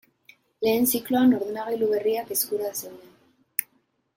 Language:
Basque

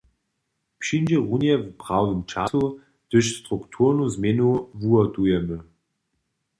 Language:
Upper Sorbian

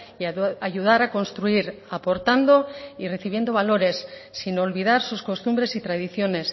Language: Spanish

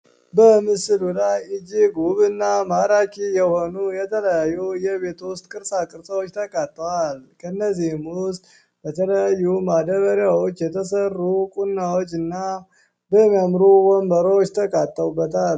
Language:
Amharic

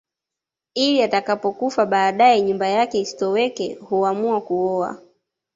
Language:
Swahili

